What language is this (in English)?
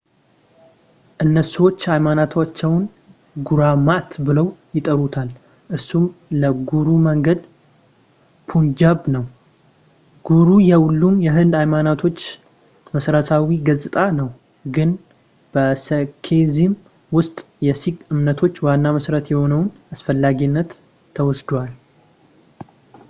Amharic